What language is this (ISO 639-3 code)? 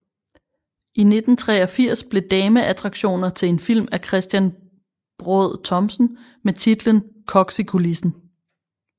dan